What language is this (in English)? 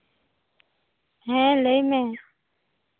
Santali